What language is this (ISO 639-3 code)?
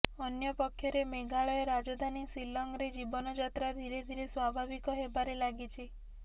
ori